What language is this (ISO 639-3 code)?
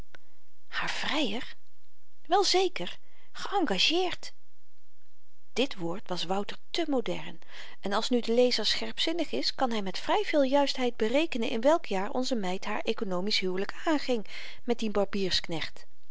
nld